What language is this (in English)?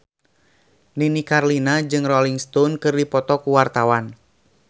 Sundanese